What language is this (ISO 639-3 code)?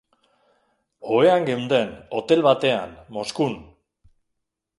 eus